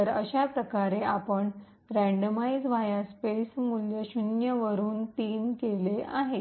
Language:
Marathi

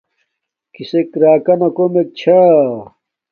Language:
Domaaki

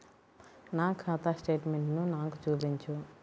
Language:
Telugu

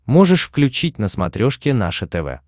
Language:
Russian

